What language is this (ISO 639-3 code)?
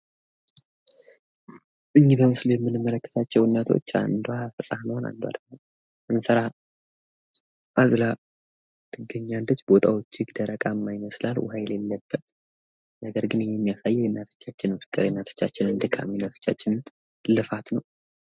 amh